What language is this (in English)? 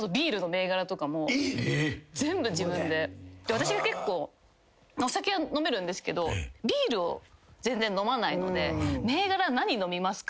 Japanese